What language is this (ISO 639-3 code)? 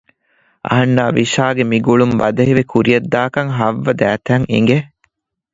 div